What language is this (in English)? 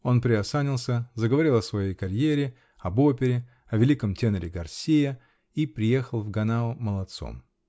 Russian